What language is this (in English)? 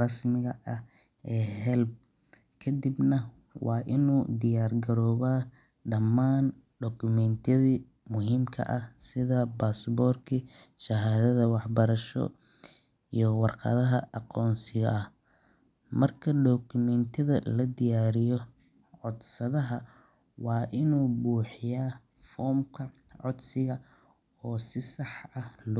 Somali